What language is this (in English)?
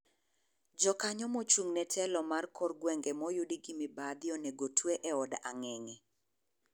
Luo (Kenya and Tanzania)